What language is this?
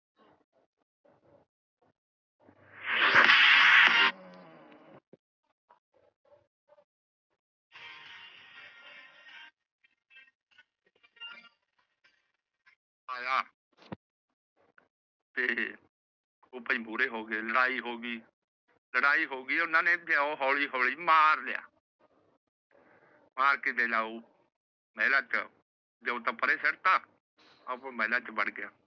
Punjabi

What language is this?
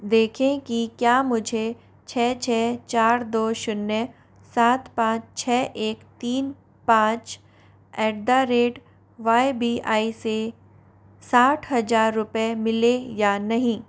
Hindi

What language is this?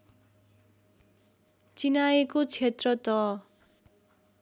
Nepali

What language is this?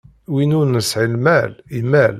Kabyle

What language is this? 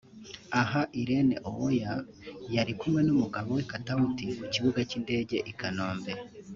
Kinyarwanda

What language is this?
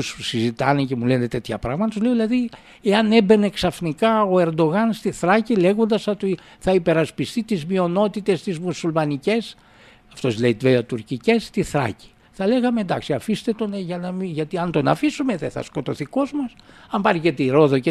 Greek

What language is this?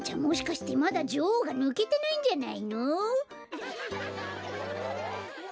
Japanese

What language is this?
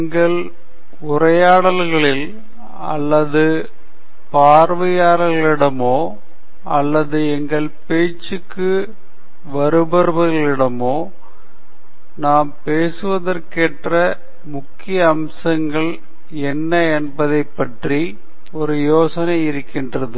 Tamil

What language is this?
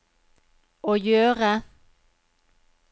Norwegian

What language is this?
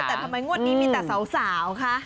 Thai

